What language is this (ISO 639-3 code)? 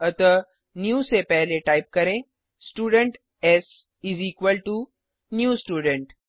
hin